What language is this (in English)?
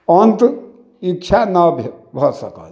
Maithili